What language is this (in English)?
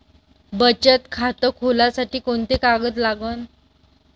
Marathi